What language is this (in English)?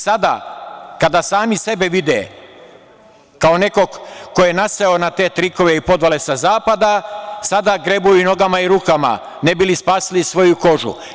Serbian